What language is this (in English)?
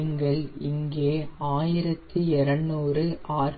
Tamil